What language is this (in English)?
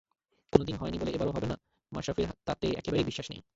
Bangla